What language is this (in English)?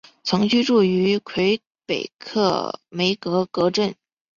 Chinese